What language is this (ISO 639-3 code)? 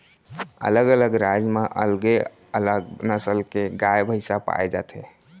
hne